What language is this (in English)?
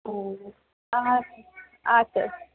Bangla